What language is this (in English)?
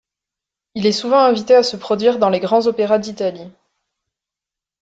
French